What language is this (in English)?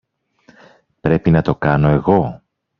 Greek